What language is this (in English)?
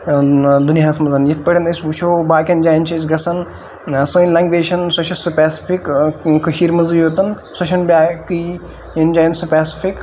Kashmiri